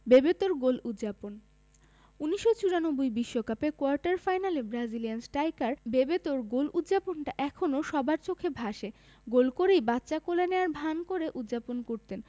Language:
Bangla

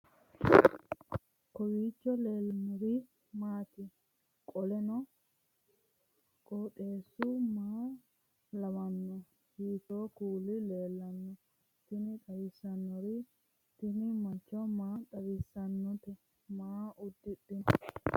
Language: Sidamo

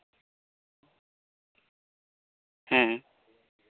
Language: Santali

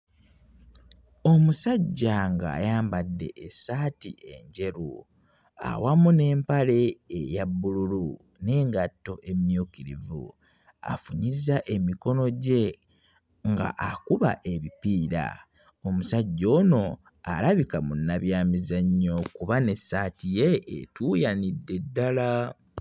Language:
Ganda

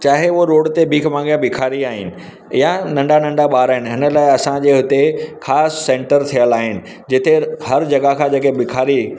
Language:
Sindhi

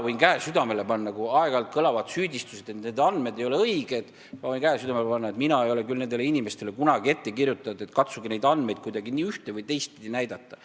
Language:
Estonian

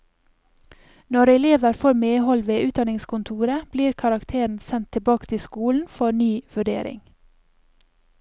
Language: Norwegian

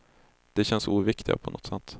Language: Swedish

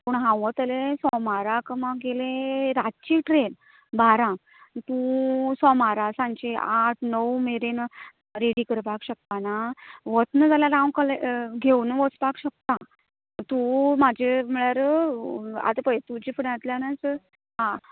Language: Konkani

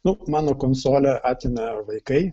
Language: Lithuanian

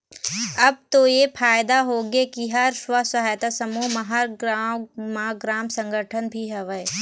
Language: Chhattisgarhi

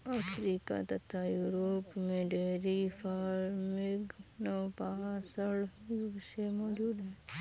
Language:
Hindi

